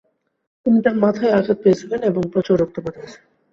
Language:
Bangla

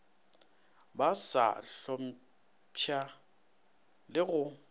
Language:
Northern Sotho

